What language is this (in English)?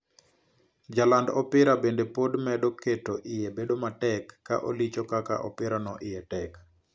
Luo (Kenya and Tanzania)